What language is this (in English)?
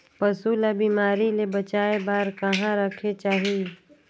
Chhattisgarhi